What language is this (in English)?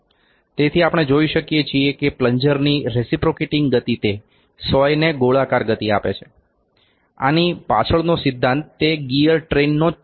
Gujarati